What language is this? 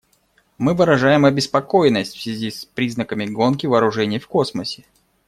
Russian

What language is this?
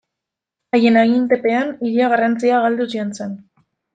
Basque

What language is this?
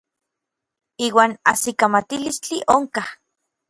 Orizaba Nahuatl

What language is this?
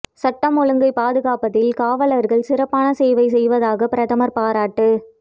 Tamil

